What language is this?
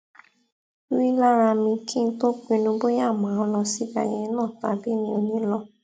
Yoruba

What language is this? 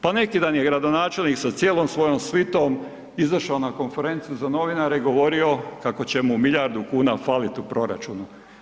Croatian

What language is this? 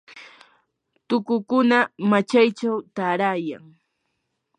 Yanahuanca Pasco Quechua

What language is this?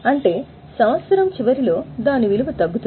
Telugu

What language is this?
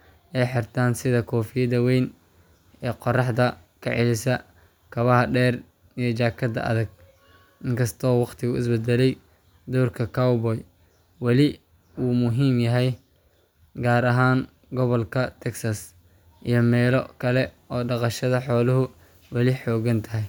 Somali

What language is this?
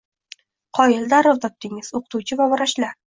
Uzbek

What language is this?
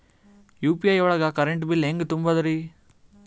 Kannada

